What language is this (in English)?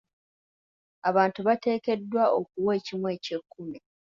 Ganda